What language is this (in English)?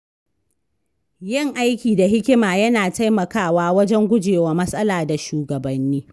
Hausa